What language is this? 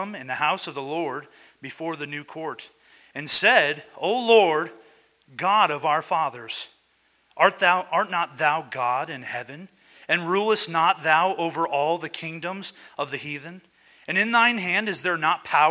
English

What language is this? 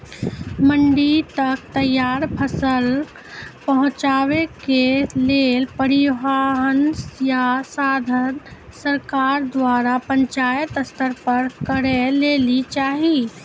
Maithili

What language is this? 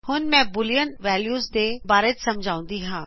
Punjabi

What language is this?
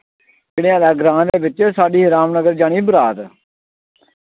Dogri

